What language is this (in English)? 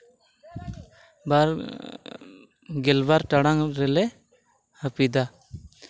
Santali